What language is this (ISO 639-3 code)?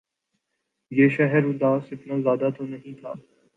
urd